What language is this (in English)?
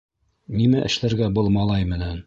Bashkir